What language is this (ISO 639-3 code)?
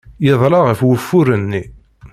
kab